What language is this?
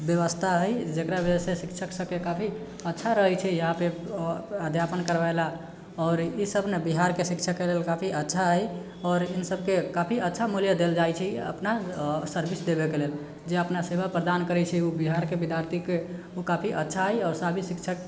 Maithili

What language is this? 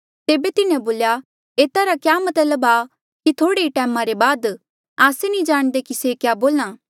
Mandeali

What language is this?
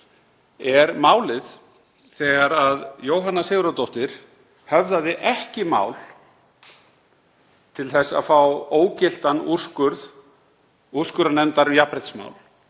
Icelandic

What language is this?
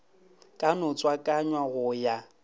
Northern Sotho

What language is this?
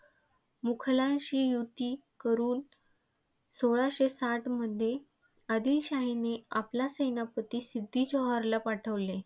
Marathi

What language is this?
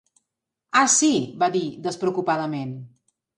Catalan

